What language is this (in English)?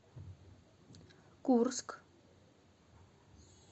Russian